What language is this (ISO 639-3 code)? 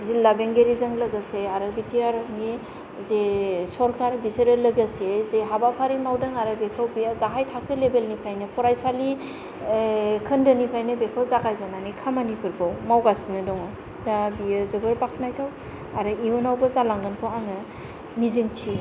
brx